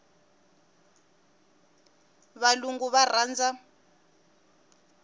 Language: Tsonga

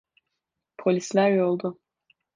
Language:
Turkish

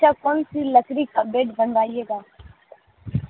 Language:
Urdu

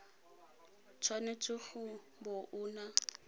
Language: Tswana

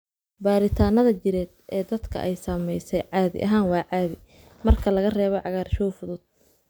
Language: Somali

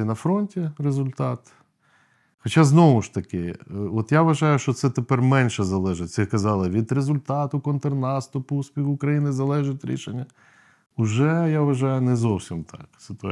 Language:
Ukrainian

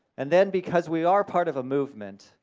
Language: English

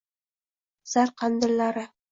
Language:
Uzbek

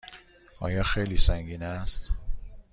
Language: Persian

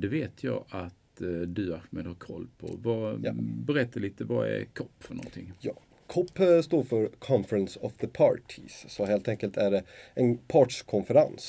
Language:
Swedish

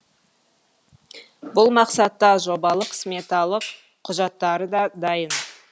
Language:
Kazakh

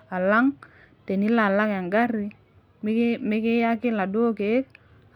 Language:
Masai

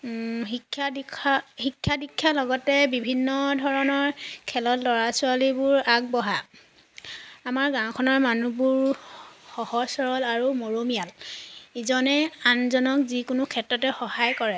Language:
Assamese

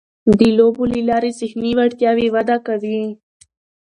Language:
Pashto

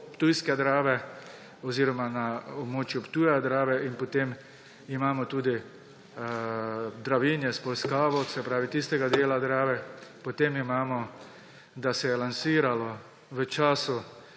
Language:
Slovenian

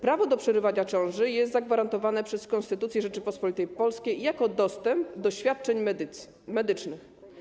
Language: Polish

